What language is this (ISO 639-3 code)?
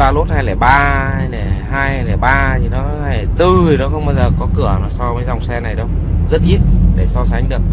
vie